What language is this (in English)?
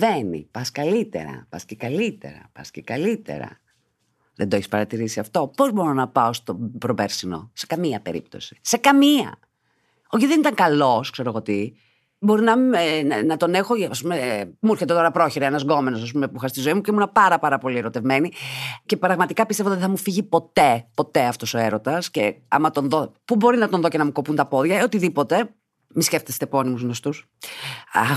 Greek